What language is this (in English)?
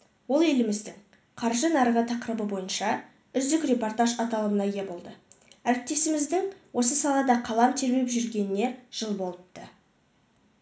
Kazakh